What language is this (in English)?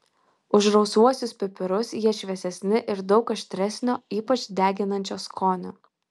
Lithuanian